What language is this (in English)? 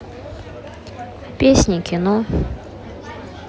Russian